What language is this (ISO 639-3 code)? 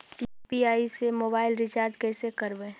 mag